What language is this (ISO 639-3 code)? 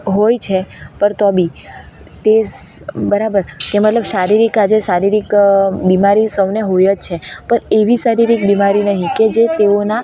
guj